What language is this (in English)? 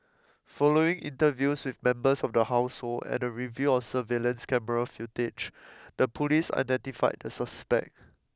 English